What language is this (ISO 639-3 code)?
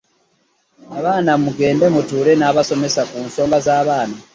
lug